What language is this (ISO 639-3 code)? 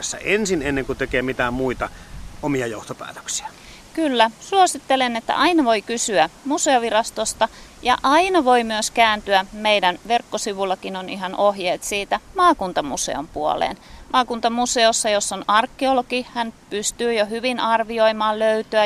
fin